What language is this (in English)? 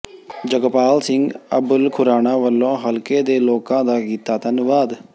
Punjabi